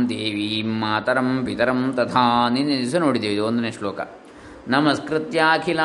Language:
Kannada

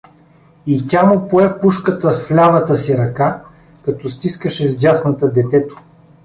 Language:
Bulgarian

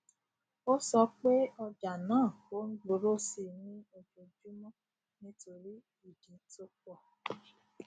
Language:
Yoruba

